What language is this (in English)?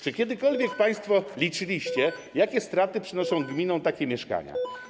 Polish